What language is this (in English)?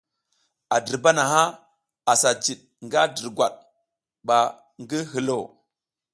South Giziga